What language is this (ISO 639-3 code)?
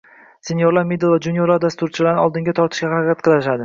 uzb